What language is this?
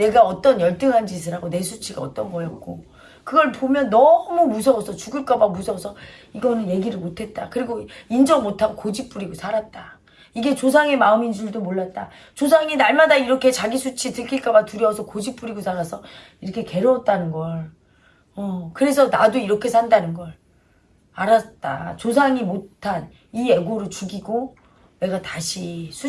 Korean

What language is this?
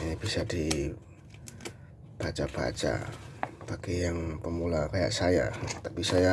Indonesian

